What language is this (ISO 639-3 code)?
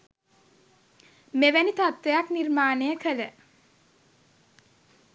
sin